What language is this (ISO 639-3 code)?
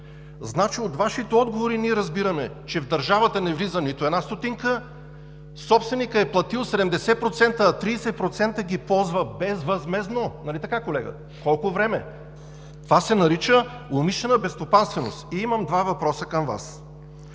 bul